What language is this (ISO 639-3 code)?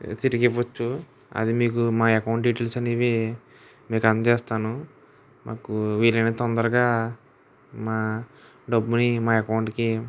tel